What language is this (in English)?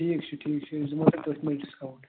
Kashmiri